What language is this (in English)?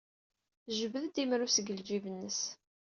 Kabyle